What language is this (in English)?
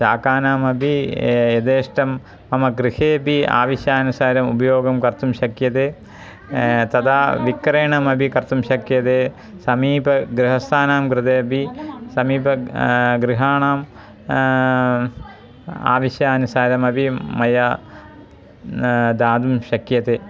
Sanskrit